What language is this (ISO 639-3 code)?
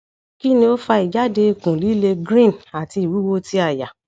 yor